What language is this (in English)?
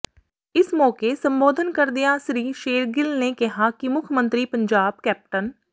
Punjabi